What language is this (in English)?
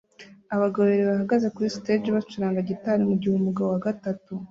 Kinyarwanda